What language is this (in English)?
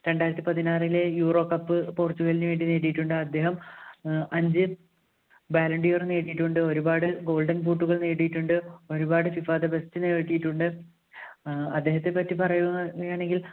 Malayalam